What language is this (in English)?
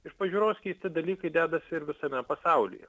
Lithuanian